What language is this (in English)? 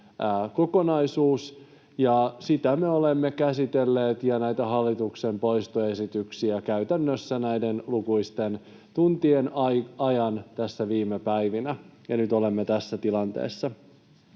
Finnish